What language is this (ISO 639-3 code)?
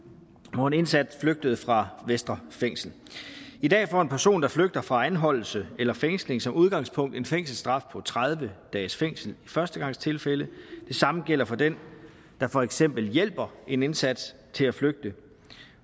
dan